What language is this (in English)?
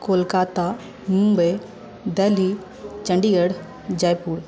Maithili